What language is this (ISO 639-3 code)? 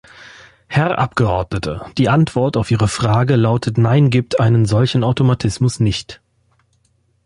deu